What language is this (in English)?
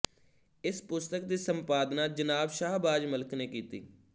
Punjabi